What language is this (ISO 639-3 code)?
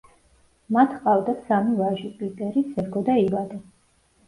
kat